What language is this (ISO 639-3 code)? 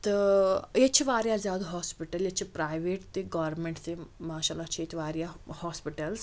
kas